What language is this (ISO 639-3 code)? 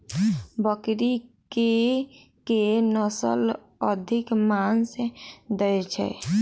mai